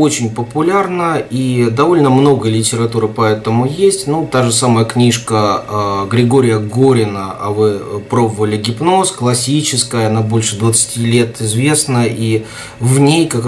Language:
Russian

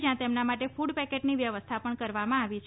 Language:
Gujarati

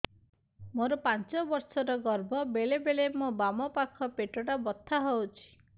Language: Odia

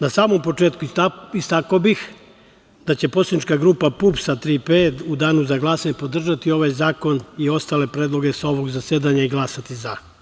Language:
Serbian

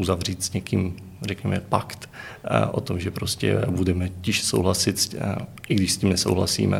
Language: Czech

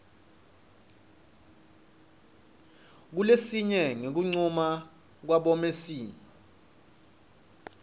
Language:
Swati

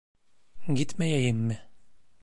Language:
Turkish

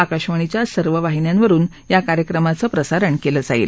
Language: Marathi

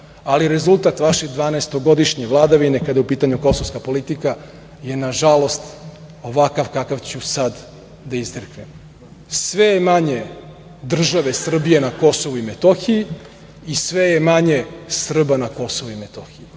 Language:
Serbian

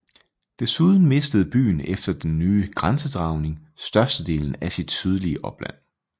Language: Danish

